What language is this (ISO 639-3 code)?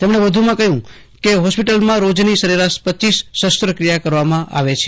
guj